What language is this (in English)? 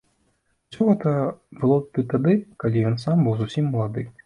Belarusian